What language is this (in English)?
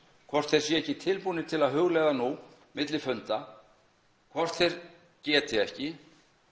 Icelandic